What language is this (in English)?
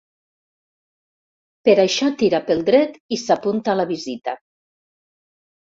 Catalan